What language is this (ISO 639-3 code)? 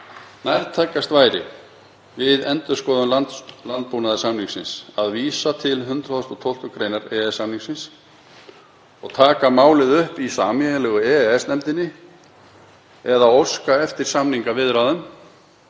isl